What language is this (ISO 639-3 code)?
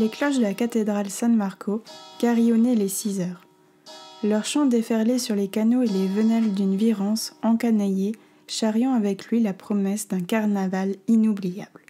fra